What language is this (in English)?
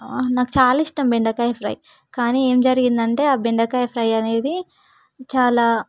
Telugu